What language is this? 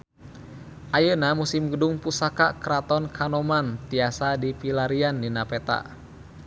Sundanese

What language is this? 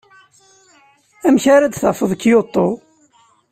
Kabyle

